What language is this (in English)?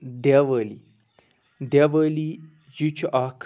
Kashmiri